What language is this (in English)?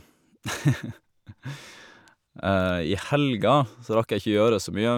Norwegian